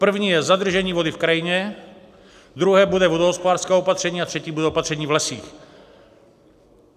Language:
Czech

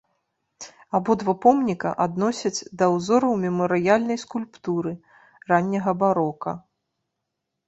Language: Belarusian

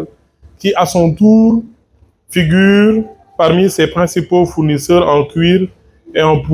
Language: French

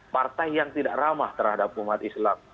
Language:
Indonesian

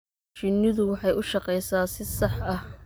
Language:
Somali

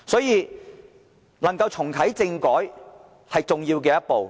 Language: Cantonese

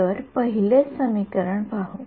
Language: Marathi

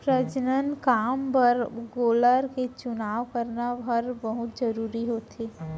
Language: Chhattisgarhi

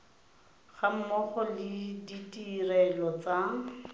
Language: Tswana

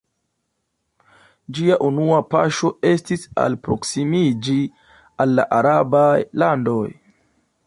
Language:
Esperanto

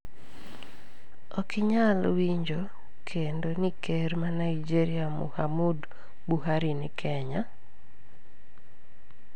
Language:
Luo (Kenya and Tanzania)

